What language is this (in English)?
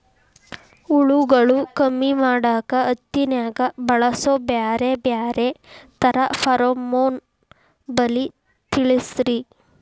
Kannada